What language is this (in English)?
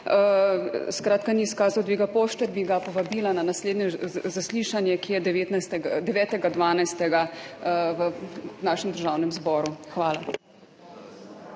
Slovenian